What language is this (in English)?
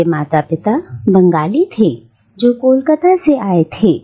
Hindi